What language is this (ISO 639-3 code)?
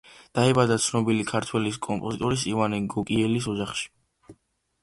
kat